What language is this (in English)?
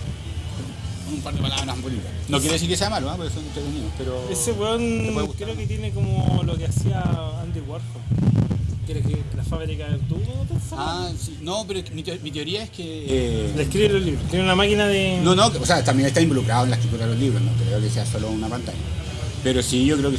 Spanish